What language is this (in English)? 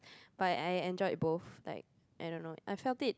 English